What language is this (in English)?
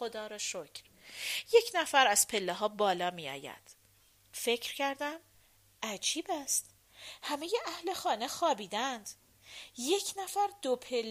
Persian